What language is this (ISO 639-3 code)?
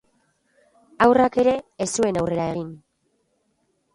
eus